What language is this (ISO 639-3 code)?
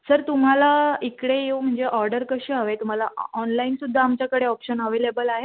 mar